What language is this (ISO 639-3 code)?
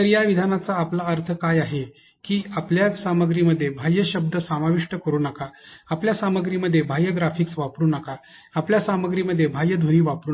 mar